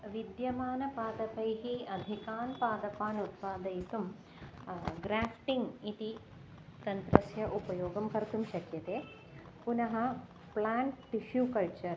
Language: Sanskrit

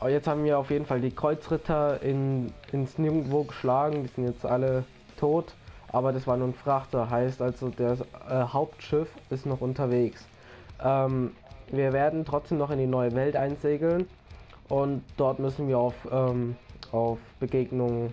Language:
German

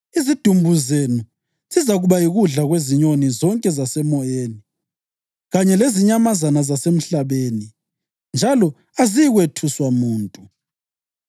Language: North Ndebele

